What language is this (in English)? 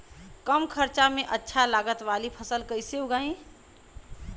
Bhojpuri